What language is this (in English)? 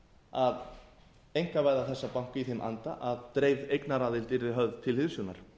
Icelandic